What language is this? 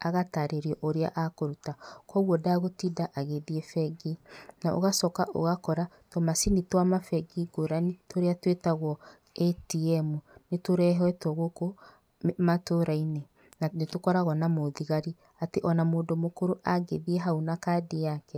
Kikuyu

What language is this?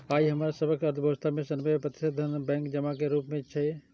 Maithili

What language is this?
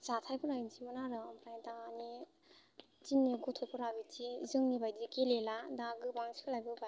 Bodo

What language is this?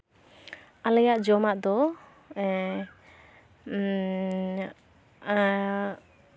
Santali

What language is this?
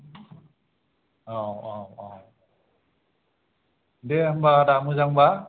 Bodo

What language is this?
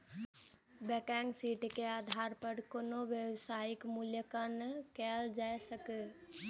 Maithili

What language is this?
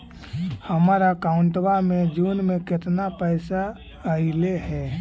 Magahi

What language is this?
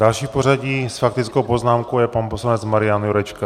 Czech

